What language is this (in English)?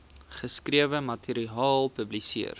Afrikaans